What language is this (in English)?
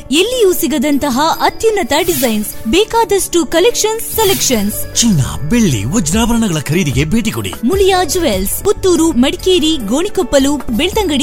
Kannada